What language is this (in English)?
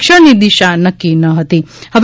Gujarati